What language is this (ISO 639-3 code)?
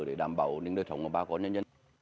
vie